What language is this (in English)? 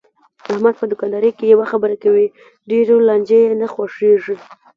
Pashto